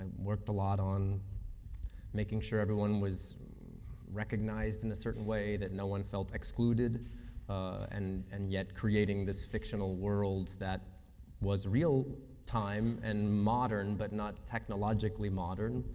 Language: English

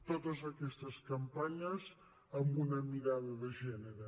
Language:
Catalan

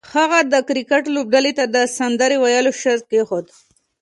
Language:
Pashto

